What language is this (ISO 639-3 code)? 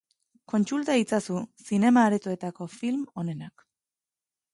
eus